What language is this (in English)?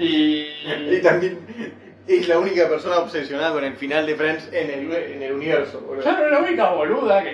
Spanish